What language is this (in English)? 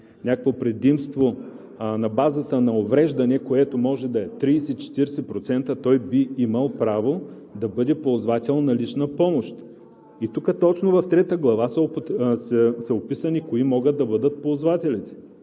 Bulgarian